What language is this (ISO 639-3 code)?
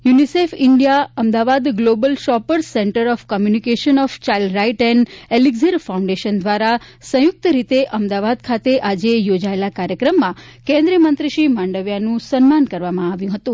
guj